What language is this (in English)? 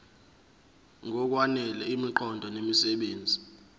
Zulu